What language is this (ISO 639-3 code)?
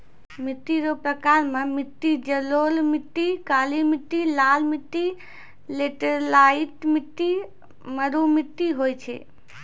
mai